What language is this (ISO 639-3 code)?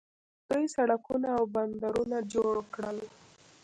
pus